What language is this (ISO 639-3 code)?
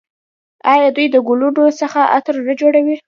pus